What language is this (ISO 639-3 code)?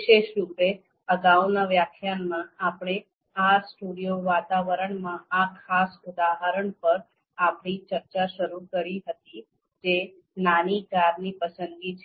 guj